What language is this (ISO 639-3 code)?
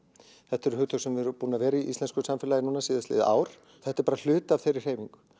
isl